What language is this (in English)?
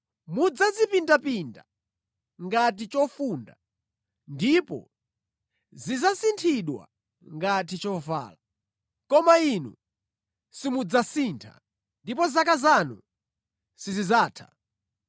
Nyanja